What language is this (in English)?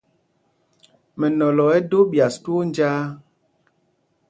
Mpumpong